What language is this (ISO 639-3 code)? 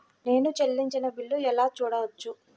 tel